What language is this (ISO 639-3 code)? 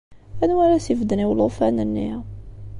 kab